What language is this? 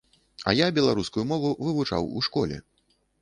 Belarusian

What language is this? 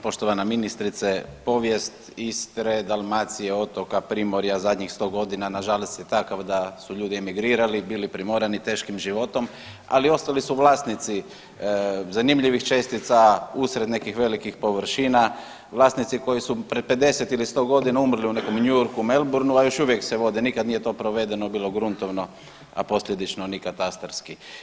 Croatian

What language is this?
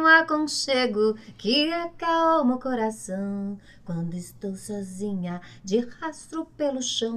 Portuguese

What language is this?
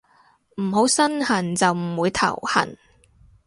Cantonese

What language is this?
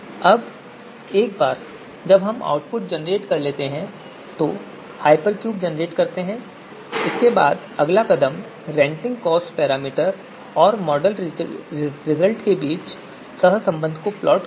Hindi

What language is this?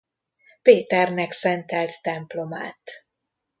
Hungarian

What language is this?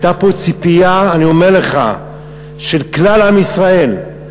Hebrew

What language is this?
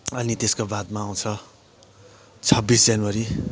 Nepali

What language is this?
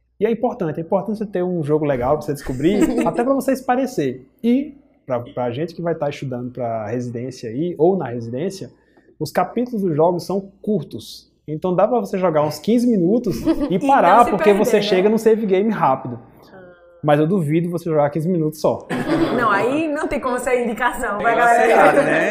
Portuguese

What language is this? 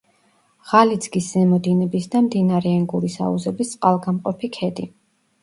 Georgian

